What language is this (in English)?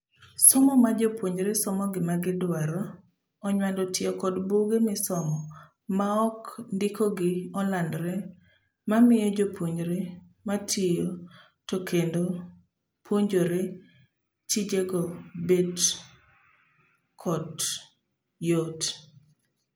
Luo (Kenya and Tanzania)